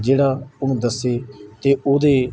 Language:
Punjabi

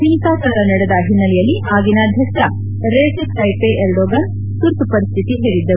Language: Kannada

